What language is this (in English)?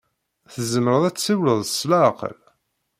Kabyle